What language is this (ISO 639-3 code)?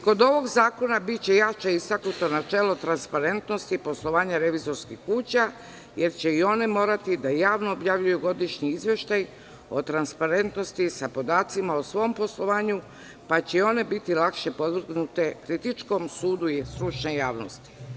srp